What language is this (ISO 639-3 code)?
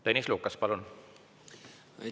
est